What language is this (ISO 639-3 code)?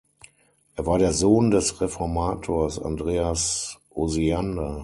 deu